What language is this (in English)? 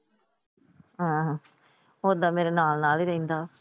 Punjabi